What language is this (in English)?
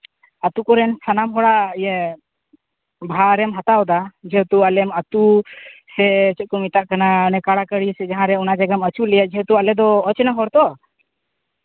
Santali